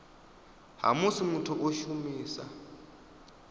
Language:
Venda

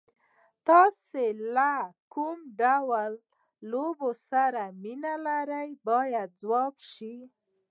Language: Pashto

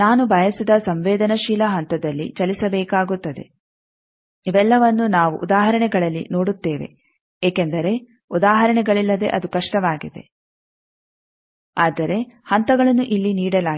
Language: Kannada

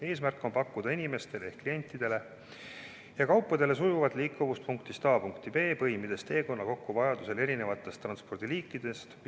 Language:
Estonian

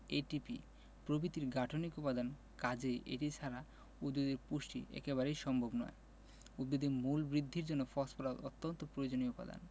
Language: Bangla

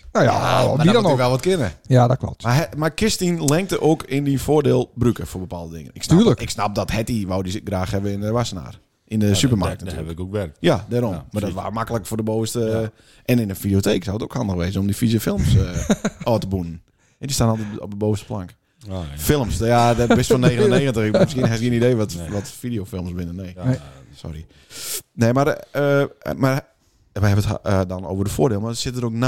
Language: Dutch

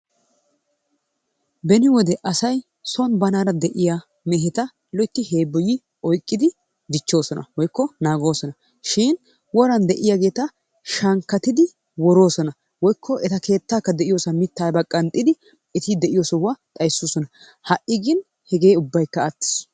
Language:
Wolaytta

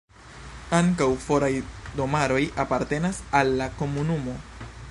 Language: Esperanto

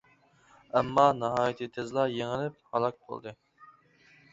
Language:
Uyghur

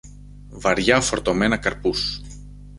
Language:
Greek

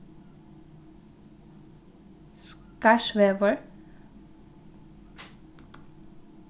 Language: Faroese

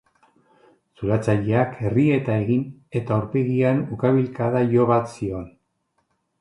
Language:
Basque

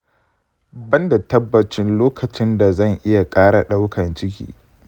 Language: Hausa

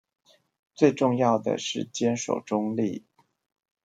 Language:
Chinese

